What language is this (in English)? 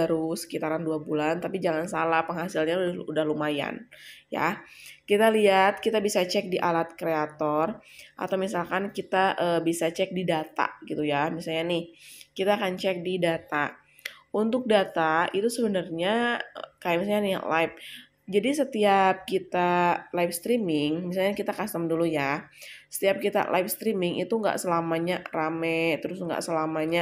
Indonesian